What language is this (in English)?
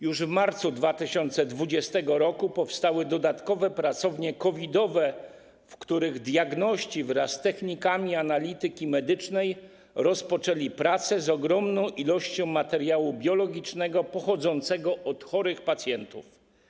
Polish